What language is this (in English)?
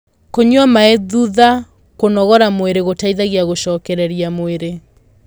Kikuyu